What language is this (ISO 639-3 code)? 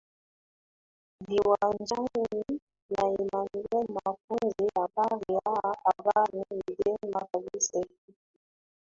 swa